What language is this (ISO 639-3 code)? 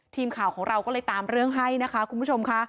tha